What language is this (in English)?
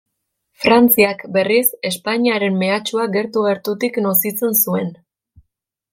Basque